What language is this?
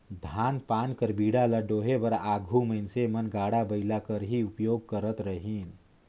Chhattisgarhi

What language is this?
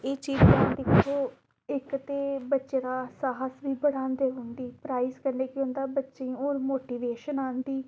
Dogri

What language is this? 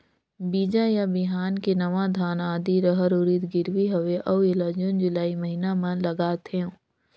Chhattisgarhi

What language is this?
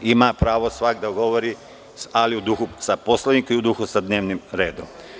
Serbian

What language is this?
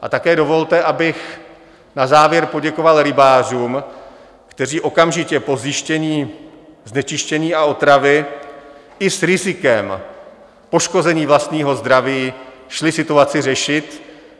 Czech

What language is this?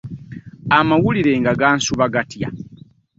Ganda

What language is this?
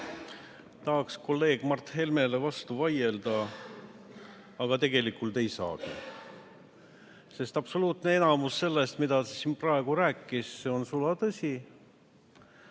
Estonian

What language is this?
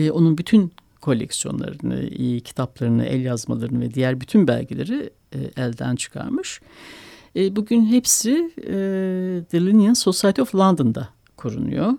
Turkish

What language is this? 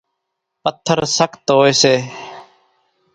Kachi Koli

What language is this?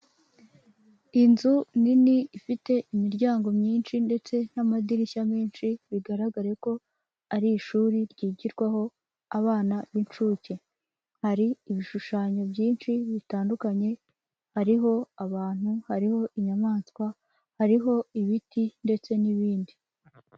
Kinyarwanda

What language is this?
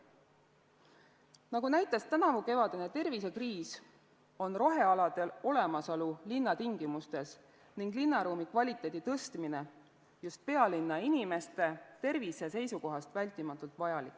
Estonian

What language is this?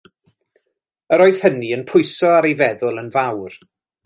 Welsh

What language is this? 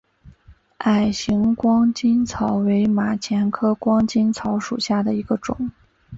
Chinese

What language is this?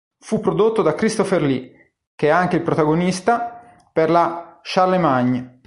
Italian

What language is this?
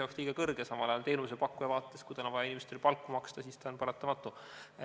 Estonian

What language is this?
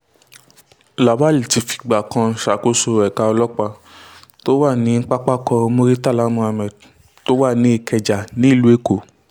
Yoruba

